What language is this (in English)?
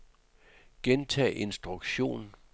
Danish